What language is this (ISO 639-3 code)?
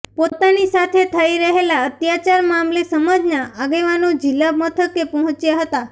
guj